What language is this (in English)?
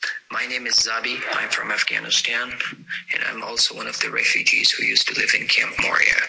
English